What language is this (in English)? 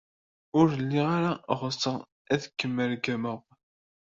Kabyle